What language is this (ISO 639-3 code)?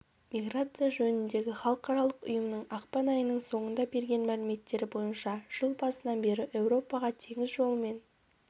kaz